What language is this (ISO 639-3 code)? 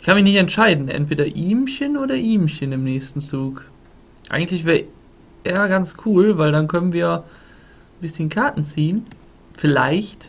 deu